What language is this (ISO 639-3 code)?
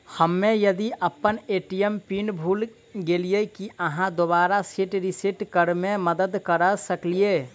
mai